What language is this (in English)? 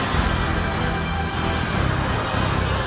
Indonesian